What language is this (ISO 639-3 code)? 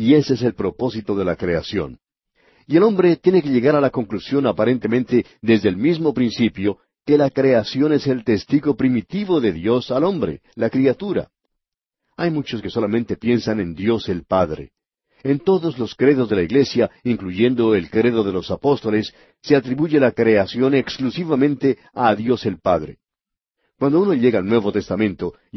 spa